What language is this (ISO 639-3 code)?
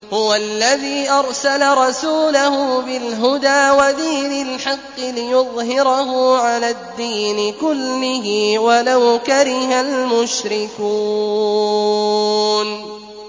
ara